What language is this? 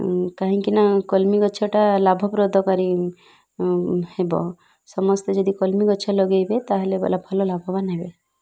Odia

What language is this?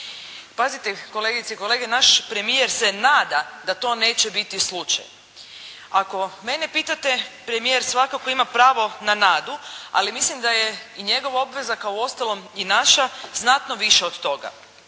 Croatian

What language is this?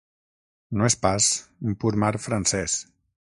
Catalan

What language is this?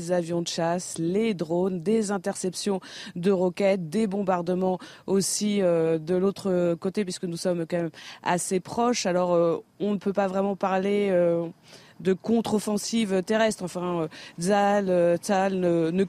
French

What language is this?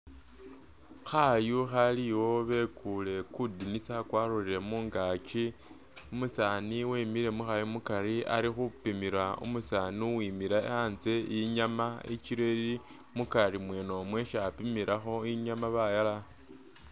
Masaaba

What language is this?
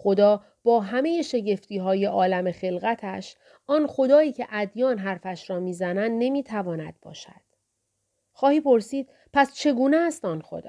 Persian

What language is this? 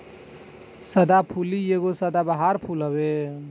Bhojpuri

